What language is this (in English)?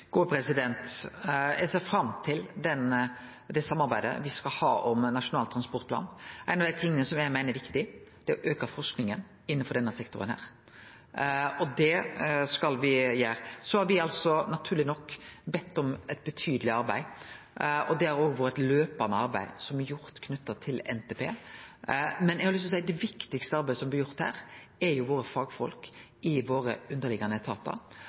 Norwegian